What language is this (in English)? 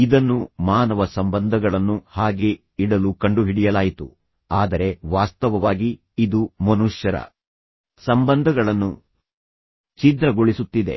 Kannada